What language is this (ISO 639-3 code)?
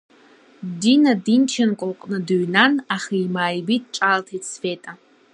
abk